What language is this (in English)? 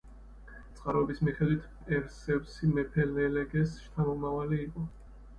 Georgian